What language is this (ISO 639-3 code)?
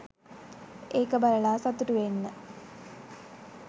sin